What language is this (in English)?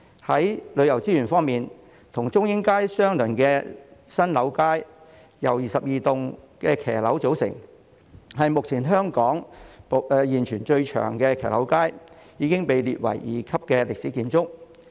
Cantonese